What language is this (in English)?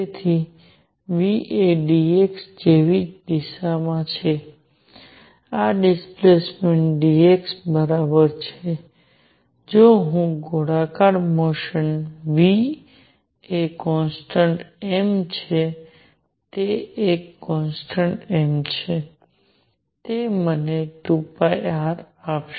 Gujarati